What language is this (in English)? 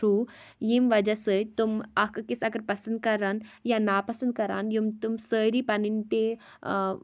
Kashmiri